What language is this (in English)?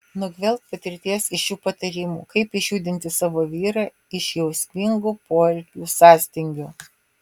Lithuanian